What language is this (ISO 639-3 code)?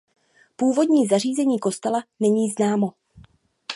ces